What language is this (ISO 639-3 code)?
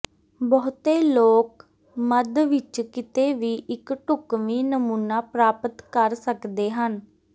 pan